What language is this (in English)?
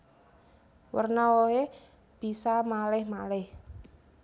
Javanese